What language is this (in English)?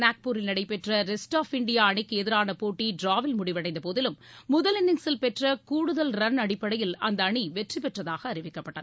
Tamil